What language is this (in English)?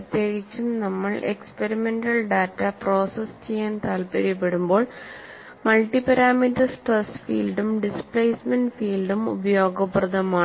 Malayalam